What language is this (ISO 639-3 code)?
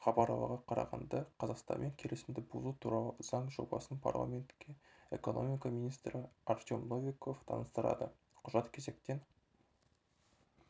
kaz